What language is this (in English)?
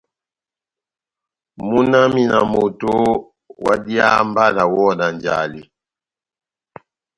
Batanga